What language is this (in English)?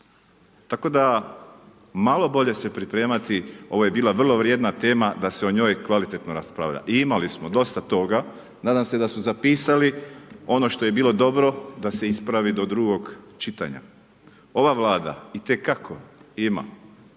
Croatian